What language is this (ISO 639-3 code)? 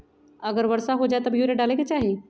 mag